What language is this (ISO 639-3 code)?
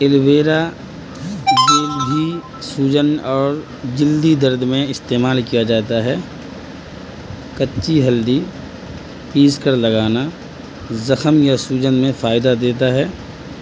urd